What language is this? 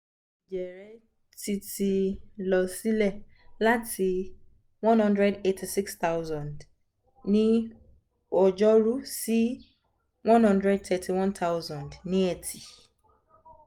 Yoruba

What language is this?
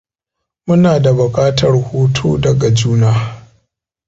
Hausa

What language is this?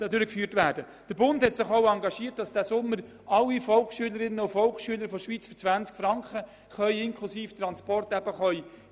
Swiss German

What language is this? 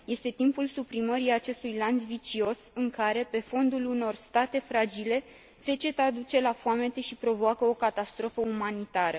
Romanian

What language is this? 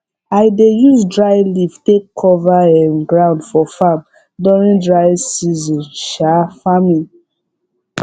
Nigerian Pidgin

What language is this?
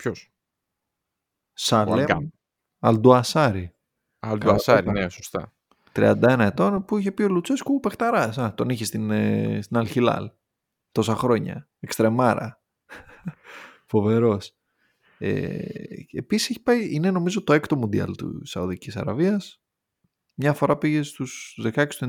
Greek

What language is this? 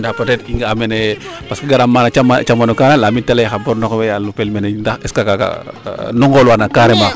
Serer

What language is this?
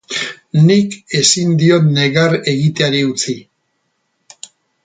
Basque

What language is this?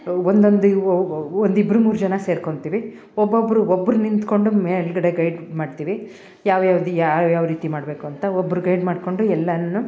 Kannada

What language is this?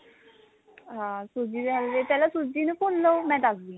Punjabi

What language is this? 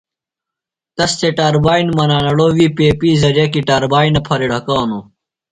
Phalura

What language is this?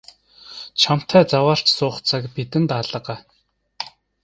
Mongolian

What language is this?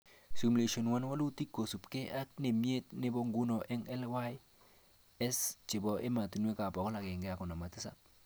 Kalenjin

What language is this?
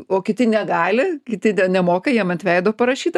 Lithuanian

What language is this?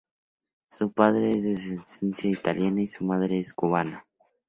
Spanish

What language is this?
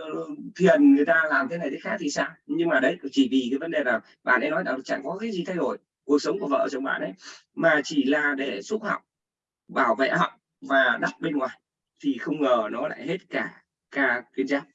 Vietnamese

